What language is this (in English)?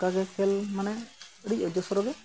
Santali